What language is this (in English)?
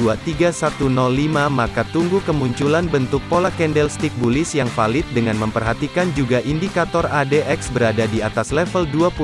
Indonesian